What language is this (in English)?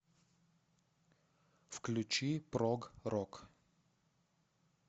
Russian